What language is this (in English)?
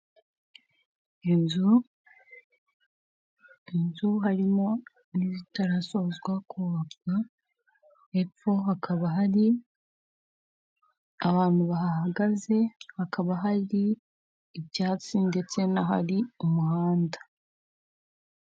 Kinyarwanda